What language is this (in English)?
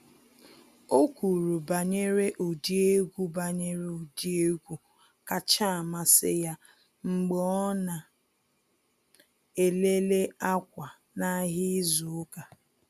Igbo